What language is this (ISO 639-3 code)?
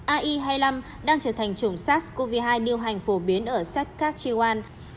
vie